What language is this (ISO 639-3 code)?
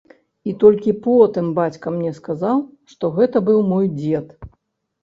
bel